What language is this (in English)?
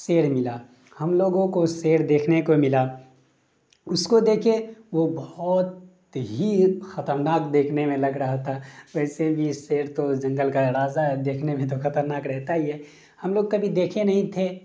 Urdu